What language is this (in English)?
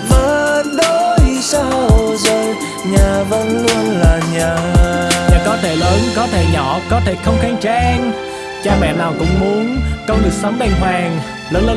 Vietnamese